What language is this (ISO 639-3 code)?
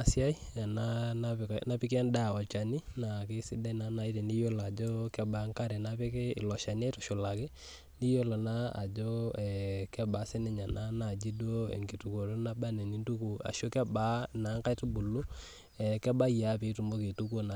mas